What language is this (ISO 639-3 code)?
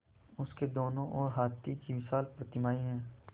hin